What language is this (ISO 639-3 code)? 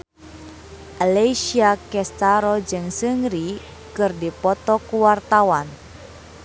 sun